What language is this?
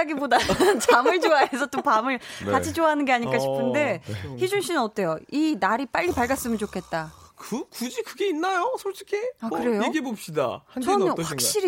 Korean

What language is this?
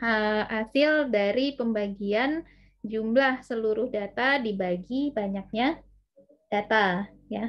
Indonesian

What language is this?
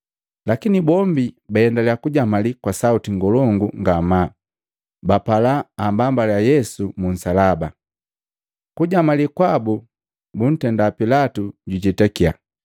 Matengo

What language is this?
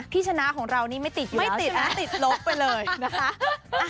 Thai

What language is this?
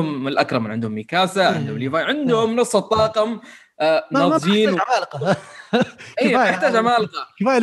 Arabic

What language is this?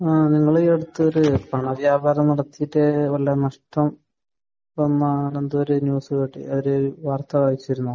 Malayalam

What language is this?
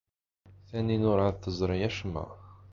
Kabyle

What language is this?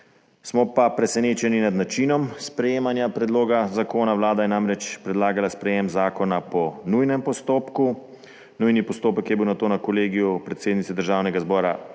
Slovenian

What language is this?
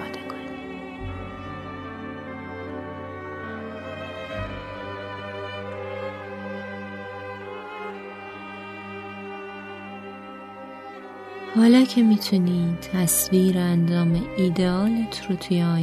Persian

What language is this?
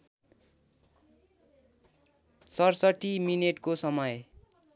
Nepali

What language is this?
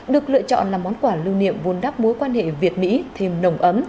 Vietnamese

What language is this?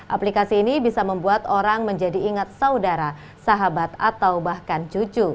Indonesian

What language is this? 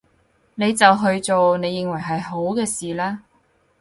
Cantonese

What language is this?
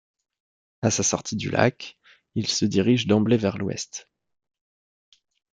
French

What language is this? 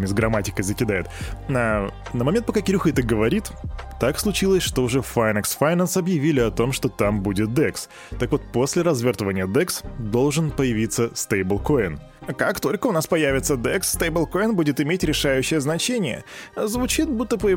Russian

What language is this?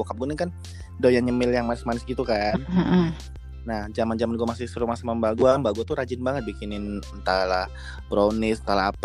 Indonesian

